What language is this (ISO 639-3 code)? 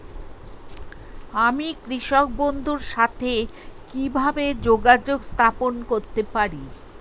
ben